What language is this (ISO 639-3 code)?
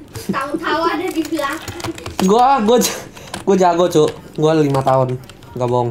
ind